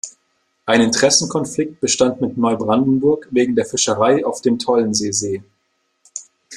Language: German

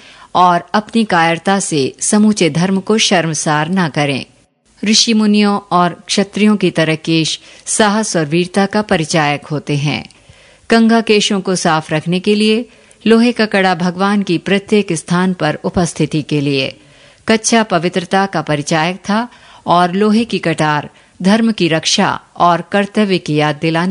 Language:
Hindi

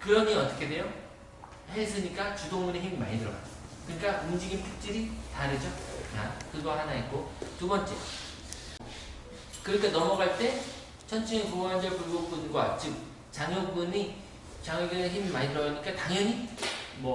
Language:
Korean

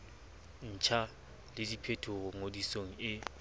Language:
Southern Sotho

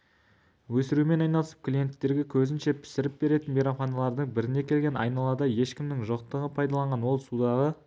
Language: Kazakh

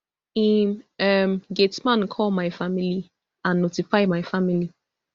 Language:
Nigerian Pidgin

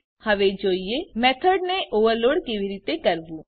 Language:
Gujarati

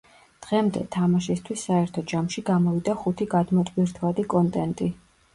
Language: Georgian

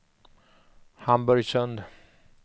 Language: Swedish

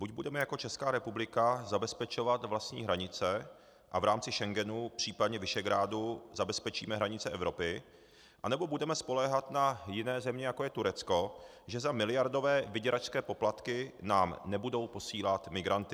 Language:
Czech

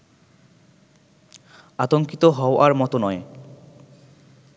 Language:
Bangla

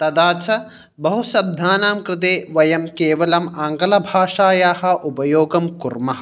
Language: Sanskrit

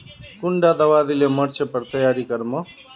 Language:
Magahi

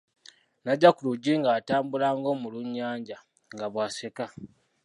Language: Ganda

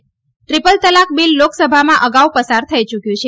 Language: Gujarati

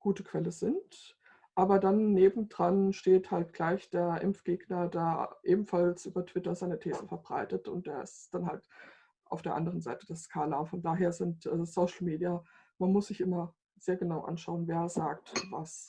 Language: German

